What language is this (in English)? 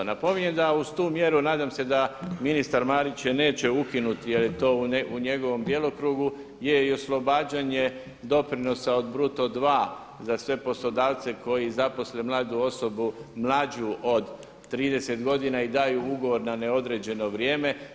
Croatian